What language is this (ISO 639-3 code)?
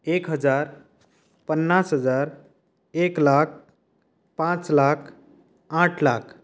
kok